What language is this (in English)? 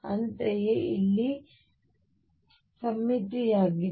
Kannada